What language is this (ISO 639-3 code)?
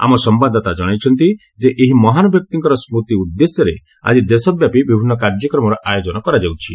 ori